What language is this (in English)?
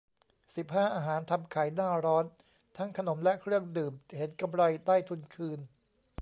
Thai